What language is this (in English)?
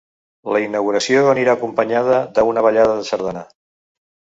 Catalan